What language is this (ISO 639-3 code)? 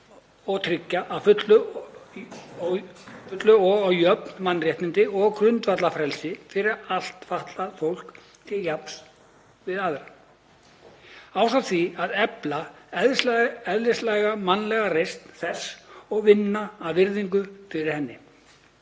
isl